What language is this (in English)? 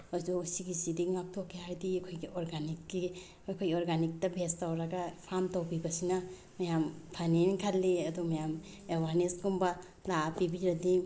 Manipuri